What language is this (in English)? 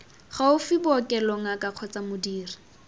Tswana